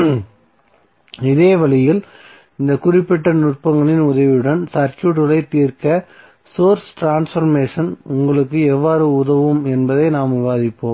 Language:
Tamil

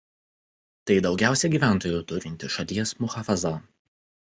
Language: Lithuanian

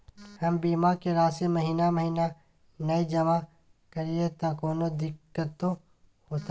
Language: Maithili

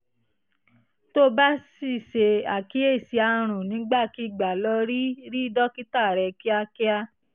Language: Yoruba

